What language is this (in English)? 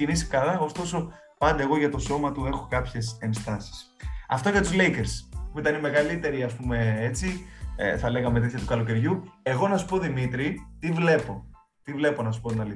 Greek